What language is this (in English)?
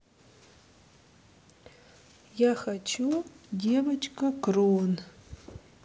Russian